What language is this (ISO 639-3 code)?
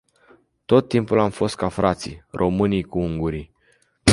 ron